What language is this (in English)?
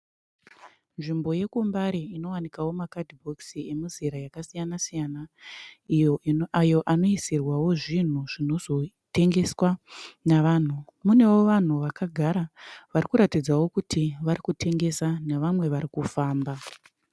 Shona